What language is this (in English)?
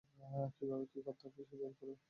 Bangla